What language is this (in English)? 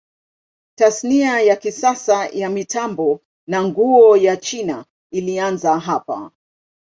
Swahili